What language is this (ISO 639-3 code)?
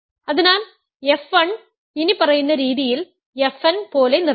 mal